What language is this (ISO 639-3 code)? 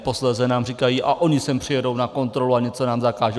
ces